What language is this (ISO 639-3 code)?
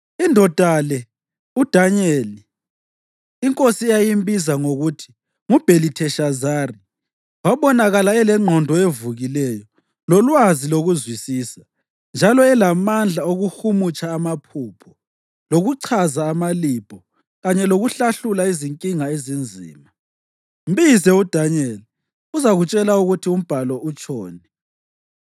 nde